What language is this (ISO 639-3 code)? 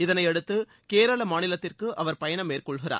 tam